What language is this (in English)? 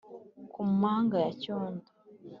Kinyarwanda